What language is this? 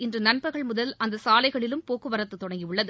Tamil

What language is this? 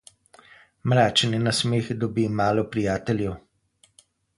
Slovenian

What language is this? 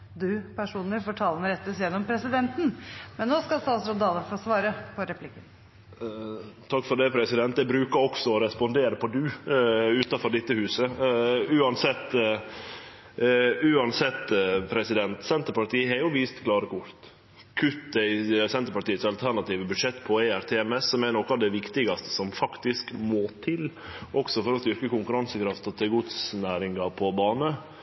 Norwegian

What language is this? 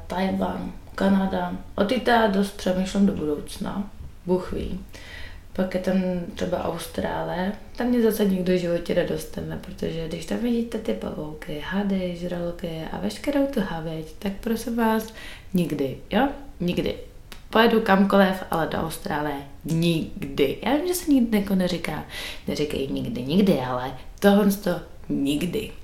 Czech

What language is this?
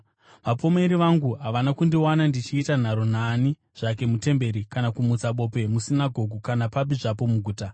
Shona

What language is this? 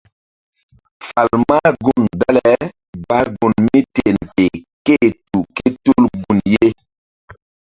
Mbum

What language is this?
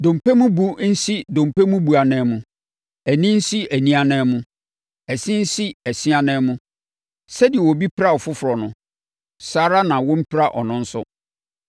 Akan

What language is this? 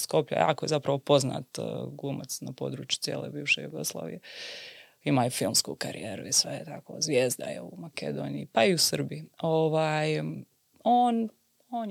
Croatian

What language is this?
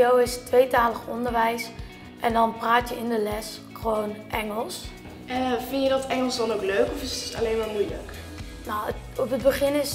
Dutch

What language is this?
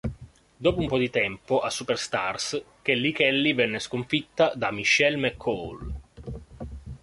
Italian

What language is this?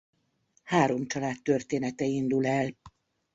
Hungarian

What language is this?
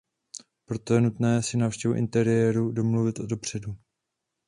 Czech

